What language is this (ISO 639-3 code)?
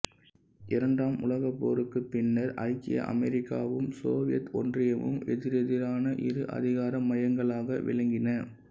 tam